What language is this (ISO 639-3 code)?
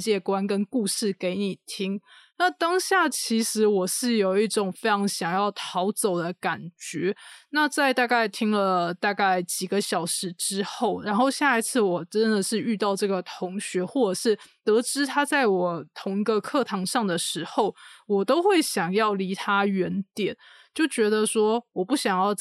zho